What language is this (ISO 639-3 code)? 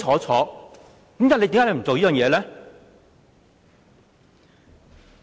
yue